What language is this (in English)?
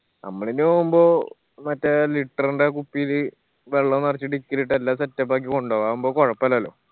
Malayalam